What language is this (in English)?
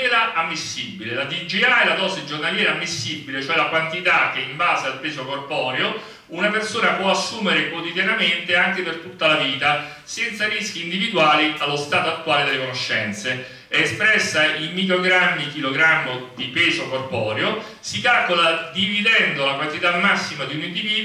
Italian